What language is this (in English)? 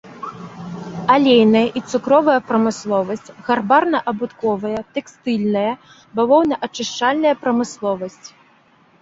Belarusian